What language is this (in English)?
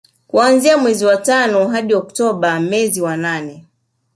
Swahili